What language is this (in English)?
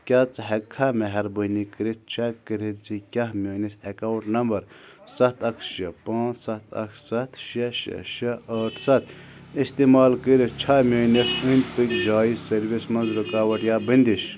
Kashmiri